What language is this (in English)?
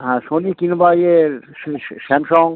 Bangla